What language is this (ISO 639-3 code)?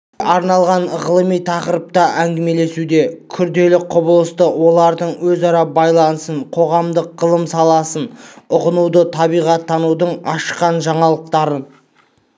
kaz